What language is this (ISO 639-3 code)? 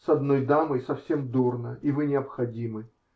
rus